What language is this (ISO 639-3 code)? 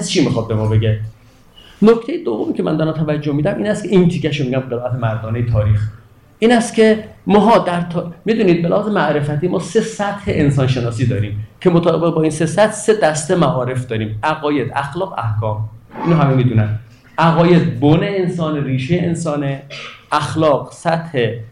fas